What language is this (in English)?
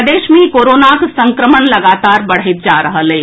Maithili